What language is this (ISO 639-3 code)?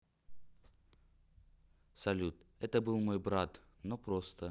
rus